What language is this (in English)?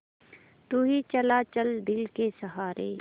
Hindi